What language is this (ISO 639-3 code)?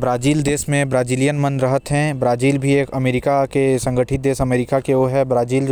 kfp